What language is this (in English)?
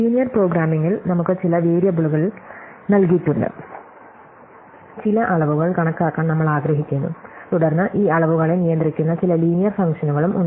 Malayalam